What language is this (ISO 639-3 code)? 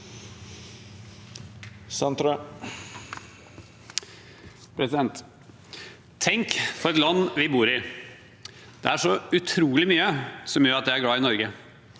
nor